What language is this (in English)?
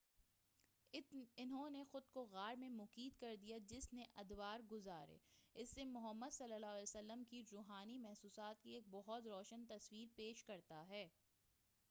Urdu